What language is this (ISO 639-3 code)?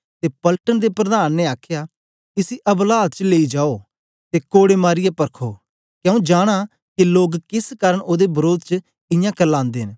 doi